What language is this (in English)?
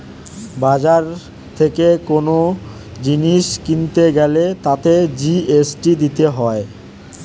Bangla